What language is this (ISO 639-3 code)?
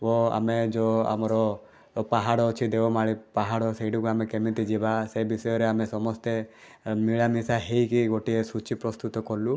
ori